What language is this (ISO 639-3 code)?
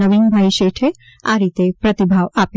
guj